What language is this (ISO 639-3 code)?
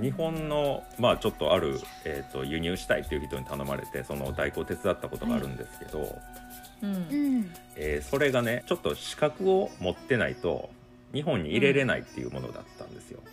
jpn